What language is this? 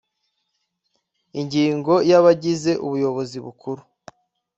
Kinyarwanda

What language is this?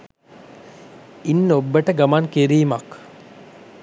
Sinhala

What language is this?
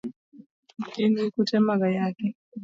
Luo (Kenya and Tanzania)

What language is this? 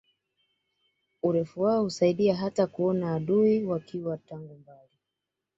Swahili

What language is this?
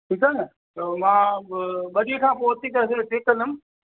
Sindhi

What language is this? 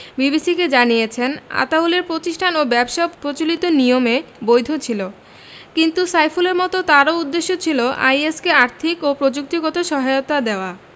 Bangla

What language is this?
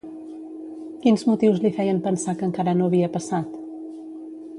Catalan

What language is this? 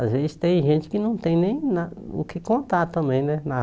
Portuguese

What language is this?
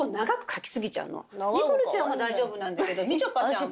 Japanese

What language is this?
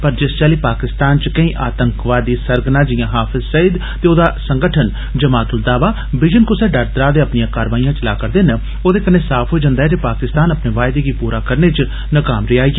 Dogri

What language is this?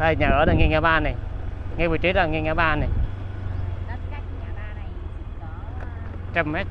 Vietnamese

